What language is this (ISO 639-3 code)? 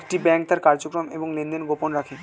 ben